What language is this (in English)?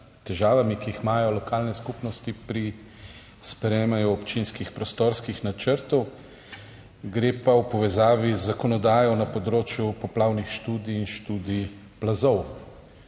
Slovenian